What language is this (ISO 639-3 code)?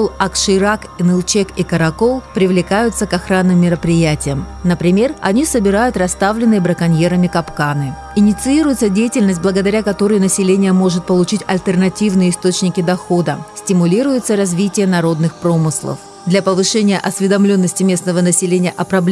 rus